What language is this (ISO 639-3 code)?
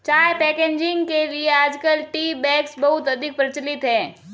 hin